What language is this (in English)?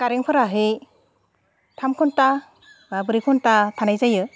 Bodo